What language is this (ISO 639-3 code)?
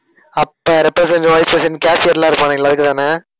tam